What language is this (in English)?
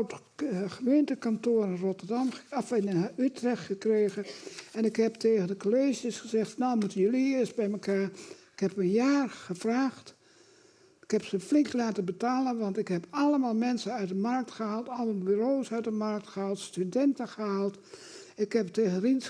Dutch